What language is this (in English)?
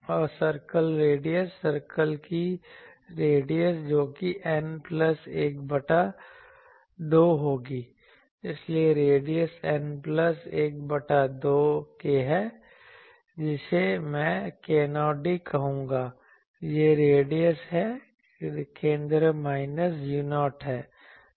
Hindi